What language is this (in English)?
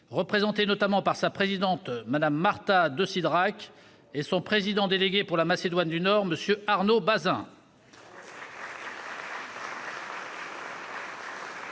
French